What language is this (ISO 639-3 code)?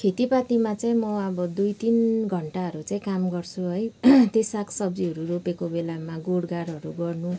nep